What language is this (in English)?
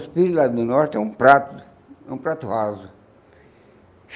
Portuguese